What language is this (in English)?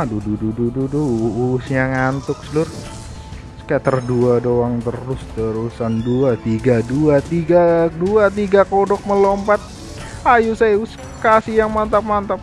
Indonesian